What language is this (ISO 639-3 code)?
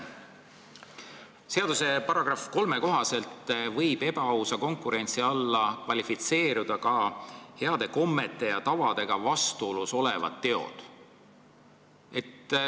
est